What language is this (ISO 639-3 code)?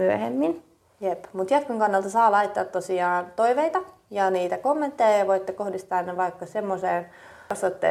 fin